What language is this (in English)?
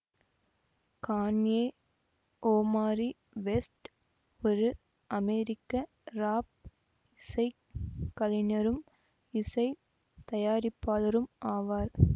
Tamil